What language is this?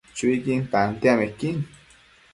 Matsés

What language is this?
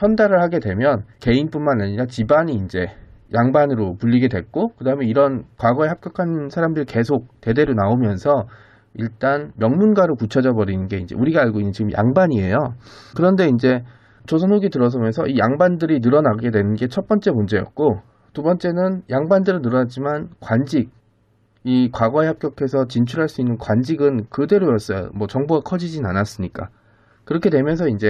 Korean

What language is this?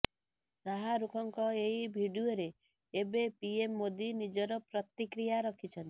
Odia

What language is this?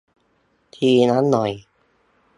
Thai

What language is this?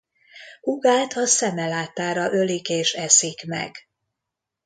Hungarian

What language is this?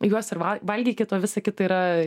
Lithuanian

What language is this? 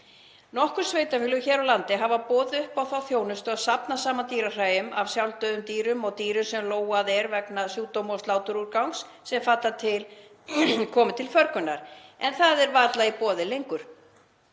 Icelandic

